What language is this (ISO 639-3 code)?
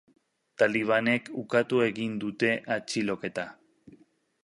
eus